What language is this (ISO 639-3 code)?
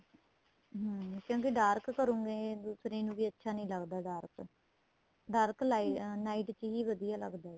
pan